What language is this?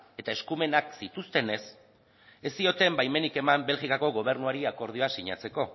Basque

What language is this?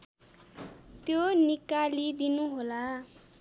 Nepali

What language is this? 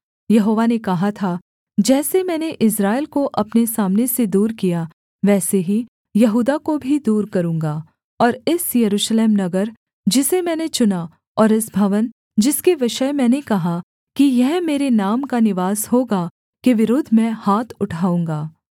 Hindi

